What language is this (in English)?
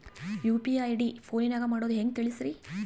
Kannada